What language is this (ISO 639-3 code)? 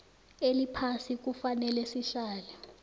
nbl